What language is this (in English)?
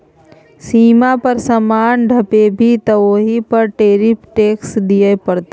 Maithili